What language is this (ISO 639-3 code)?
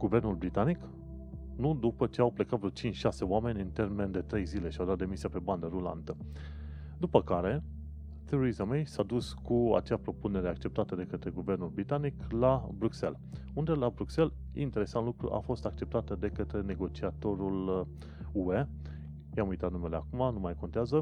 ron